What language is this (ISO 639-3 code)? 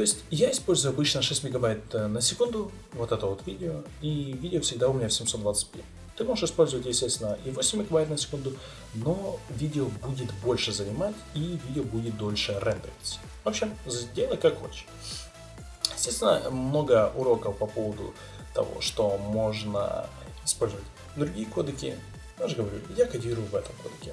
rus